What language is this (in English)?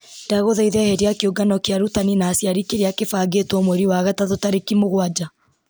Kikuyu